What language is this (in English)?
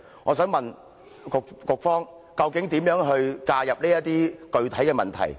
Cantonese